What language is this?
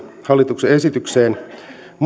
Finnish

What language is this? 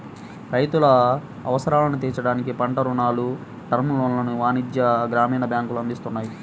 Telugu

